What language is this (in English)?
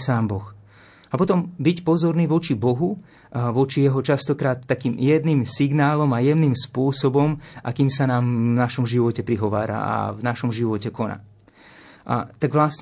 Slovak